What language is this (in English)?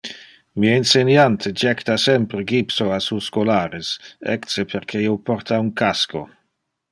Interlingua